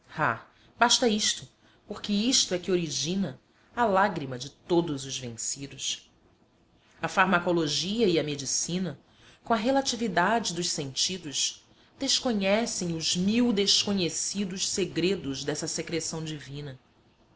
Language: Portuguese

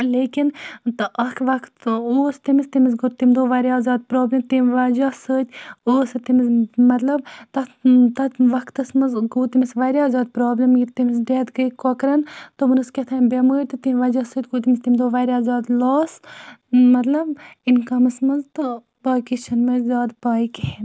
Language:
Kashmiri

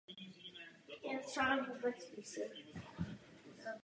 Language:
Czech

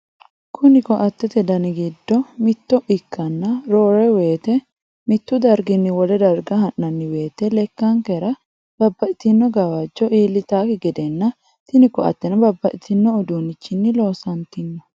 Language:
Sidamo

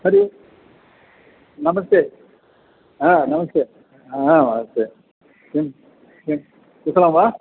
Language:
Sanskrit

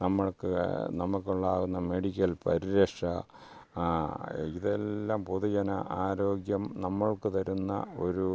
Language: Malayalam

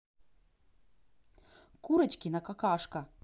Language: Russian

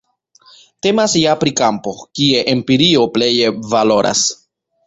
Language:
Esperanto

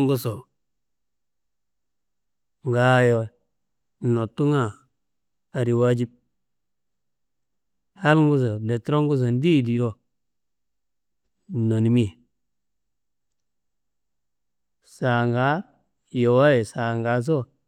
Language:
Kanembu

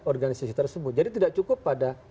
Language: Indonesian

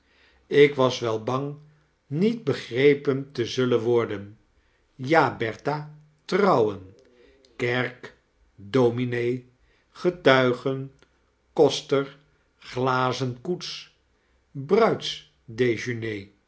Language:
Dutch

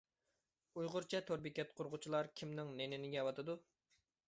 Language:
Uyghur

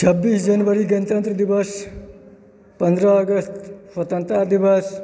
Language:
Maithili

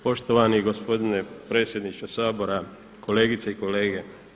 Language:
Croatian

